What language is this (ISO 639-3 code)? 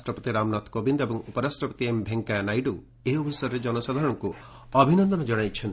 ori